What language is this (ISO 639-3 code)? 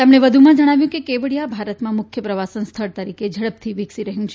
guj